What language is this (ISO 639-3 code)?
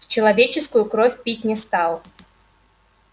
rus